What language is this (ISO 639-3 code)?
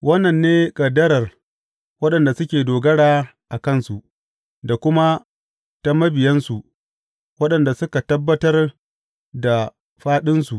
hau